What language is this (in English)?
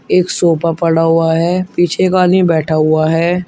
Hindi